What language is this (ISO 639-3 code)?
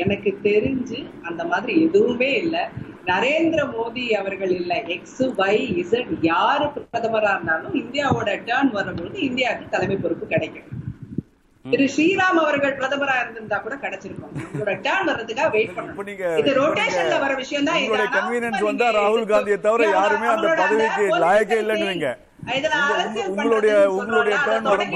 tam